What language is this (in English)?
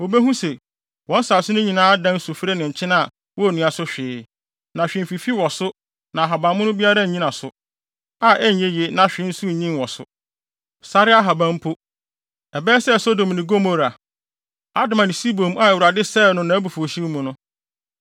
Akan